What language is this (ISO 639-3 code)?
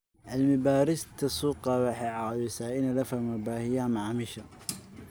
som